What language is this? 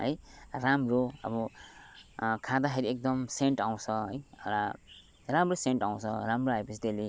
Nepali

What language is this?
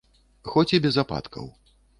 Belarusian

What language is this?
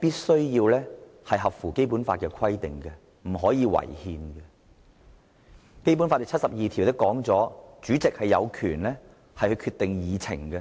Cantonese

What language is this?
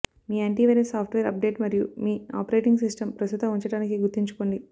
Telugu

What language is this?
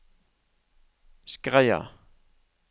Norwegian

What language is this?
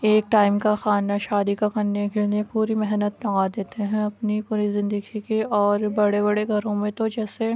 Urdu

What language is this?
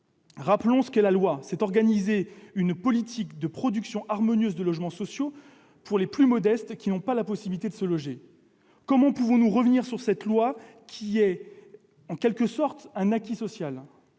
French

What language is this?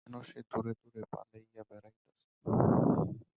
Bangla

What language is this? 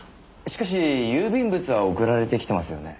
Japanese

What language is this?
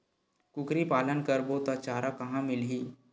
Chhattisgarhi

